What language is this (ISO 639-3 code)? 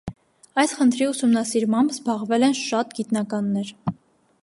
hye